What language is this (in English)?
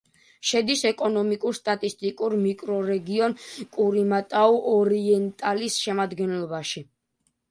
Georgian